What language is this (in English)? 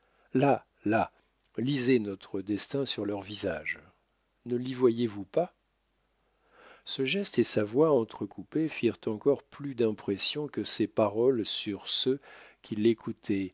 French